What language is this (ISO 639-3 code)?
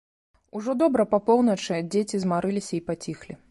bel